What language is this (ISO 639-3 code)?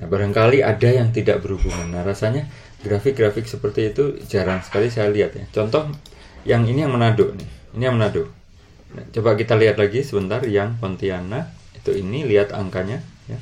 ind